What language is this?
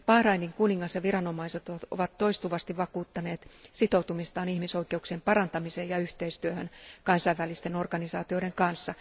Finnish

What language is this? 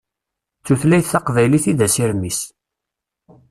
Kabyle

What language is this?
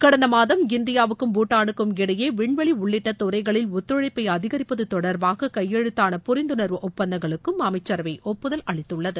Tamil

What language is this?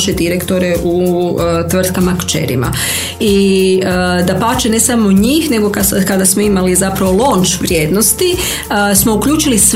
Croatian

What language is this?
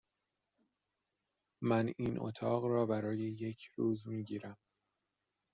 Persian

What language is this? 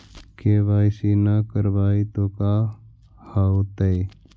Magahi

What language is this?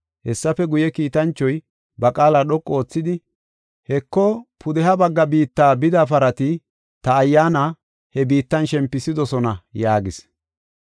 Gofa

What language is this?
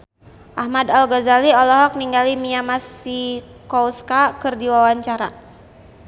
Sundanese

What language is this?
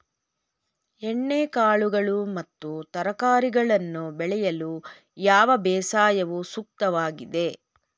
Kannada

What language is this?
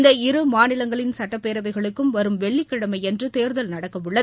Tamil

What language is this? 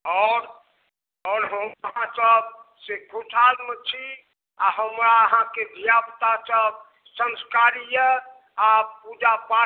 Maithili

